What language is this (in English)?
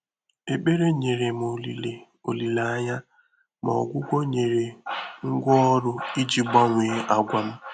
Igbo